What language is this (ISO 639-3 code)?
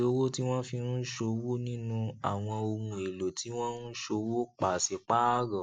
yor